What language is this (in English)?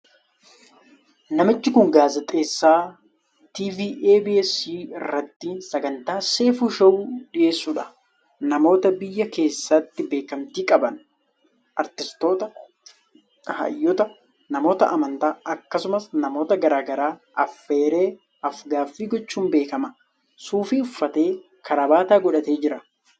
Oromo